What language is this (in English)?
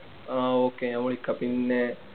Malayalam